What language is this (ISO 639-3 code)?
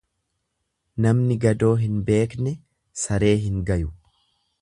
orm